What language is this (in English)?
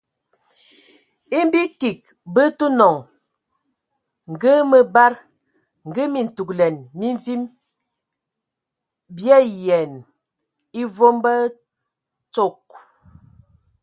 Ewondo